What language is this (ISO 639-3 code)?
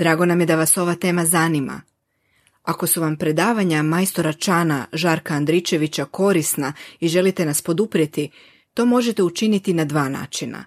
hrv